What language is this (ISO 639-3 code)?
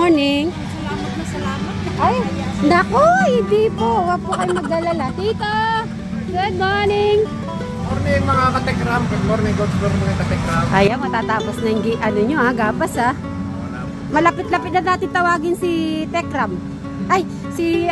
fil